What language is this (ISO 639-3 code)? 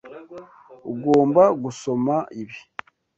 kin